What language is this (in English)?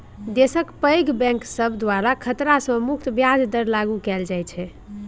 Maithili